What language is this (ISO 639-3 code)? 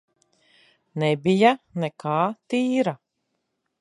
lav